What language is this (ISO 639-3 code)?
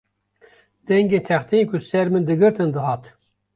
kur